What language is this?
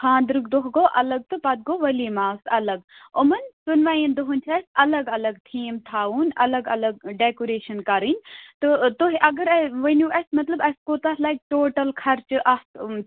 Kashmiri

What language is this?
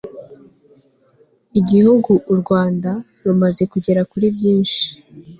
Kinyarwanda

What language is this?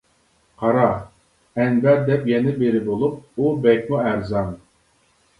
Uyghur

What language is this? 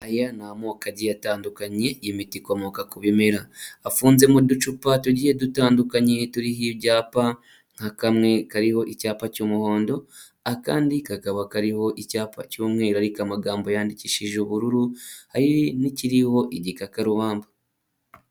Kinyarwanda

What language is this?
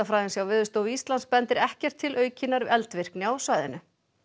Icelandic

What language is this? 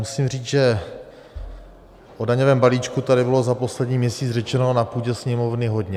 Czech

